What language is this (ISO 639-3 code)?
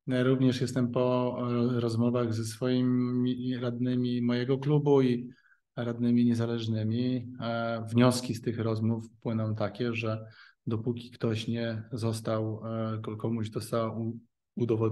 pol